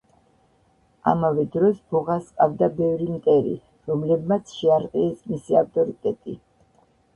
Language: Georgian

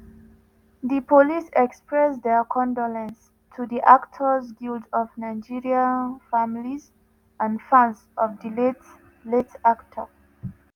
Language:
Nigerian Pidgin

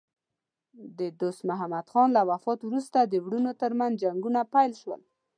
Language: Pashto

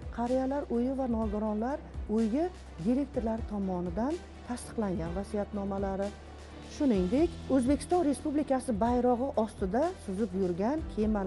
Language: Turkish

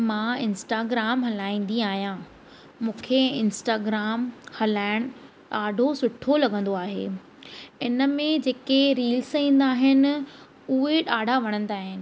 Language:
Sindhi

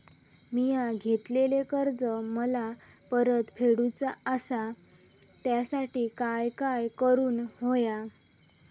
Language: Marathi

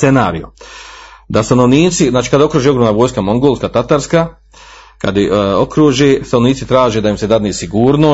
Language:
Croatian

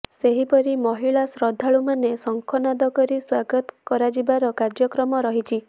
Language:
Odia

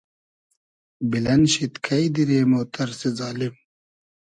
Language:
Hazaragi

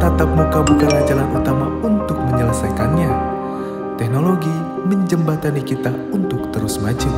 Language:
Indonesian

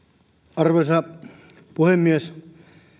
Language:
Finnish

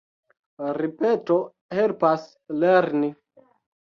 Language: Esperanto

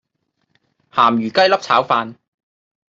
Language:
Cantonese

